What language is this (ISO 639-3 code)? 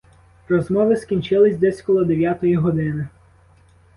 ukr